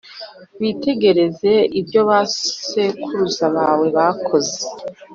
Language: Kinyarwanda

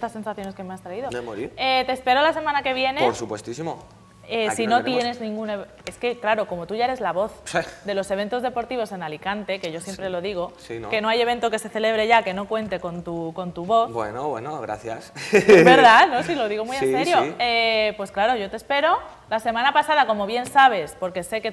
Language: Spanish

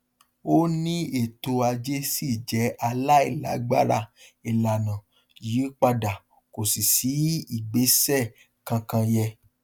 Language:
Yoruba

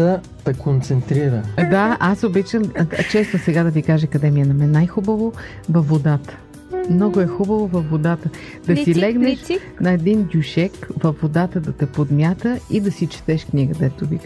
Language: Bulgarian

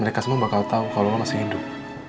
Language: Indonesian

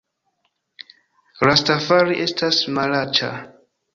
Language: Esperanto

